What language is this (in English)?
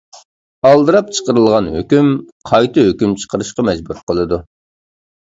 Uyghur